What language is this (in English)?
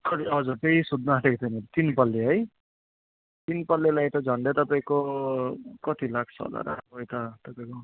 Nepali